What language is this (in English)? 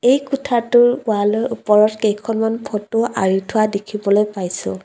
Assamese